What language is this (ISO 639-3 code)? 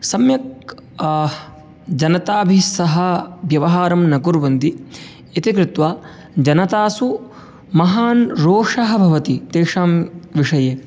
san